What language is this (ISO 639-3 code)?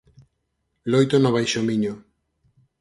glg